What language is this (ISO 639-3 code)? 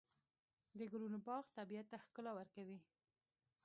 pus